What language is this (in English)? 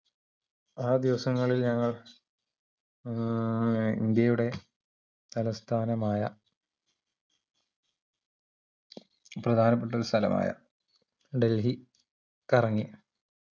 Malayalam